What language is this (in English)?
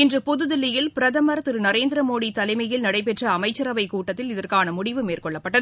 Tamil